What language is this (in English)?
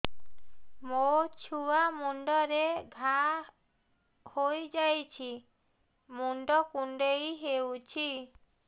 Odia